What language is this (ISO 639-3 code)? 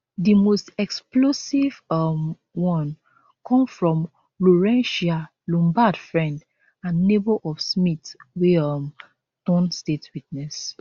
pcm